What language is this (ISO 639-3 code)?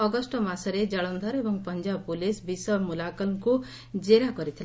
ori